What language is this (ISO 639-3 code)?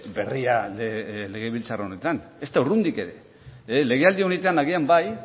eus